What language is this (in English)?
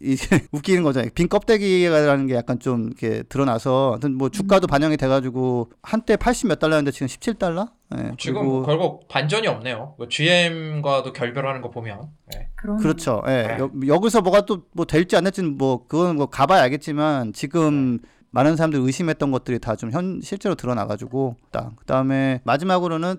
Korean